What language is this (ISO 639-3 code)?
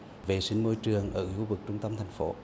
vie